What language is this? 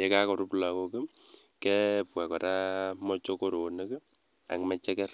Kalenjin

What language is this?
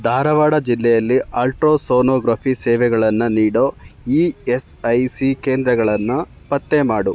Kannada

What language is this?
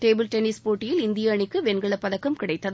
Tamil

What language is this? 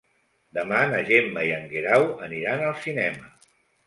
Catalan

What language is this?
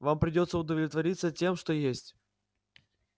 Russian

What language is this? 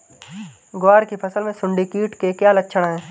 Hindi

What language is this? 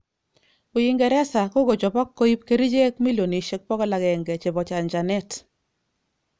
Kalenjin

